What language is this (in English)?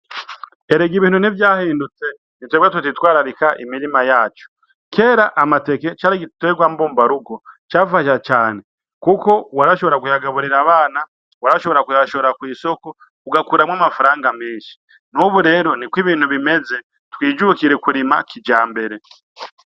Rundi